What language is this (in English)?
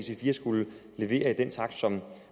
Danish